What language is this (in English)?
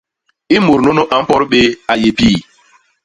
Basaa